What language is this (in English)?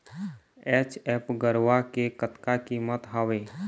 Chhattisgarhi